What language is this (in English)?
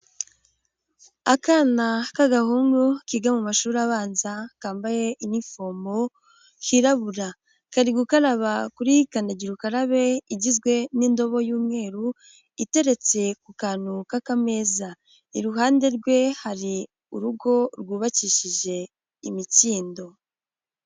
Kinyarwanda